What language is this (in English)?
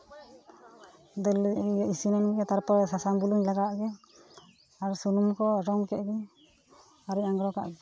Santali